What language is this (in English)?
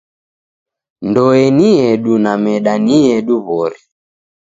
Taita